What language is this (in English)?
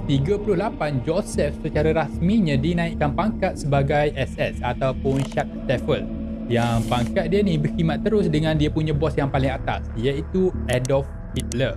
Malay